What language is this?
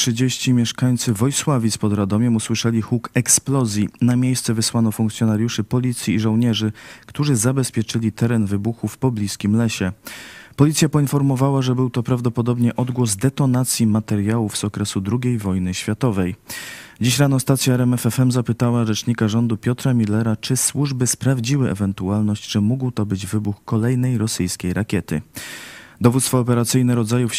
Polish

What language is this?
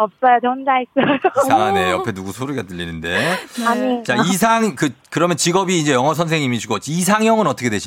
Korean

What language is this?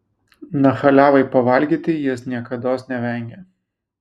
Lithuanian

